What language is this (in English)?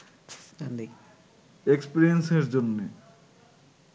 Bangla